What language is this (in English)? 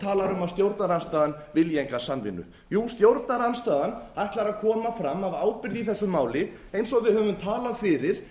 Icelandic